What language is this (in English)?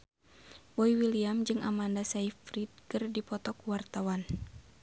Sundanese